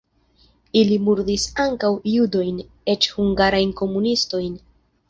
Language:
Esperanto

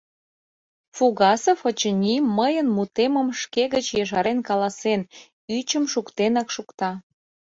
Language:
Mari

